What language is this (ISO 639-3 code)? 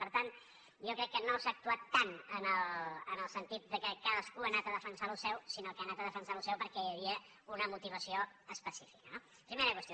cat